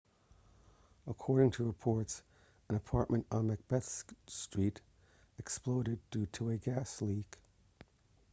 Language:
English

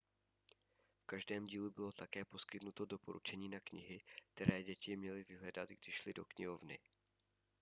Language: Czech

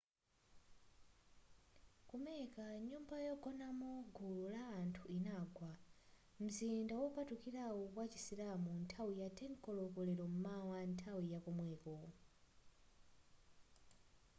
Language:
Nyanja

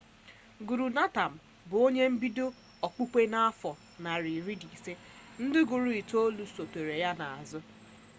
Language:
Igbo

